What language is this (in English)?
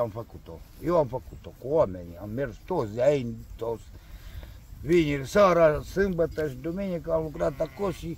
Romanian